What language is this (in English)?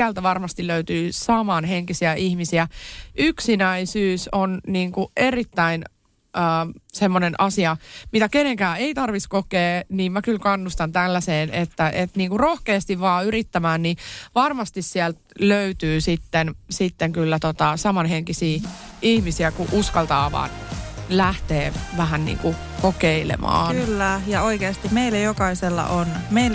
Finnish